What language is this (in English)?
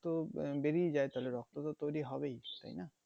Bangla